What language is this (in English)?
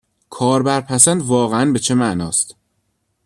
Persian